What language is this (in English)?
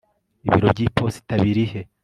Kinyarwanda